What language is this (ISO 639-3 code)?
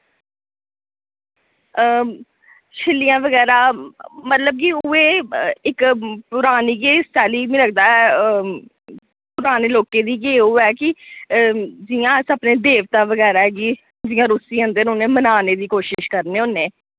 doi